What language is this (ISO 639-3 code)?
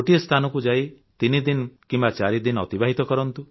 ori